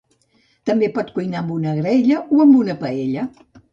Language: Catalan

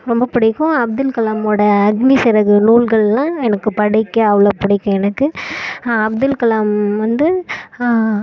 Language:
Tamil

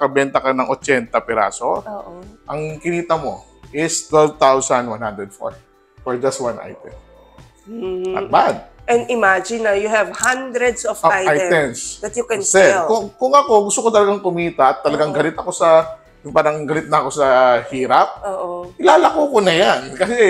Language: Filipino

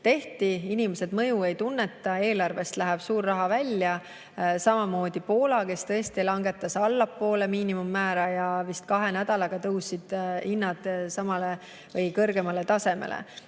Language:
Estonian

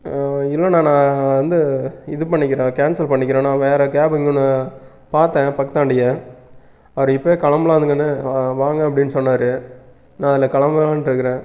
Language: Tamil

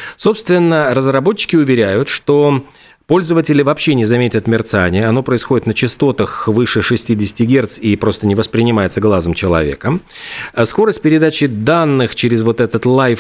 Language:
Russian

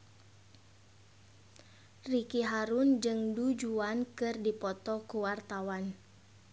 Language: Sundanese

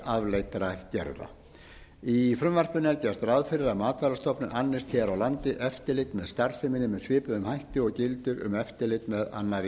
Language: Icelandic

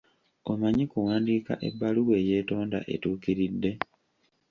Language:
Ganda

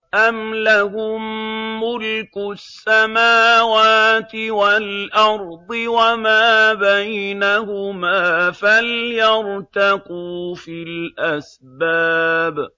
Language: Arabic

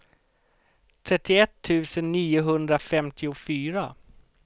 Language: Swedish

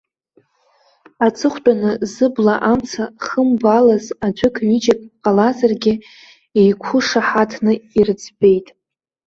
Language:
Abkhazian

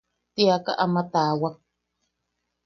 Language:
Yaqui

